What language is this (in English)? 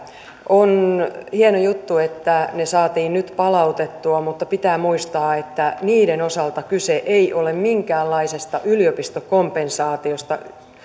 Finnish